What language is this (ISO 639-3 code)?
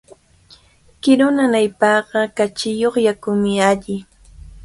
qvl